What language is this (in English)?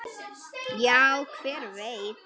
Icelandic